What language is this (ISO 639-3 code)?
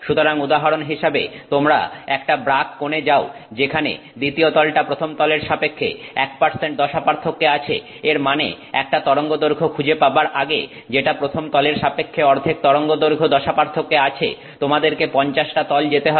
ben